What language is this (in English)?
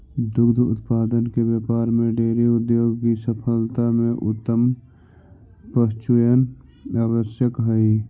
Magahi